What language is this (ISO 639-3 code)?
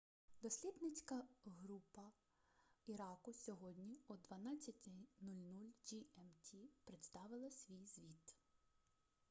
ukr